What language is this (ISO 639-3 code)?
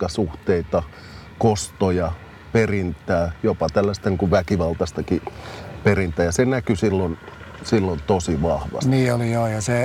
fin